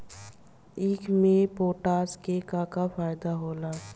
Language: Bhojpuri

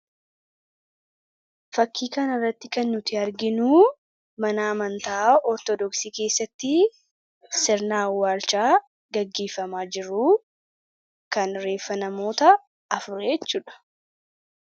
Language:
Oromo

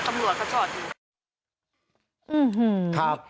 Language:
Thai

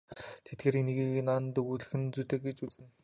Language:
Mongolian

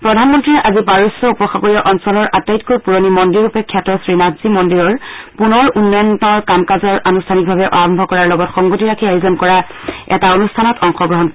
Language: Assamese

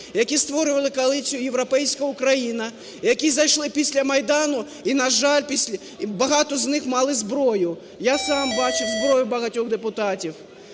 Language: Ukrainian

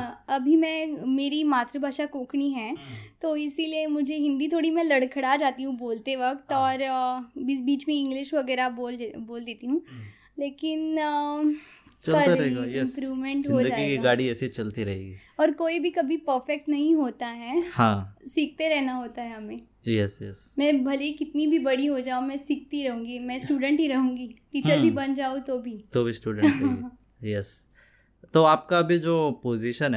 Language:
Hindi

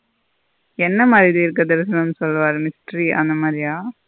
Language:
Tamil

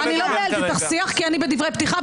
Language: Hebrew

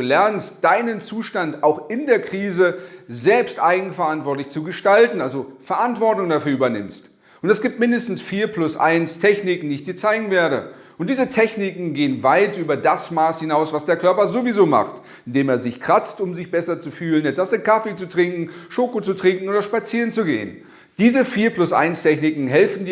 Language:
German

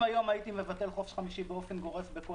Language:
Hebrew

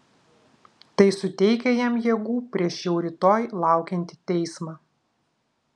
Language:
Lithuanian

